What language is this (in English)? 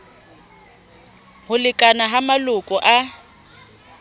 Southern Sotho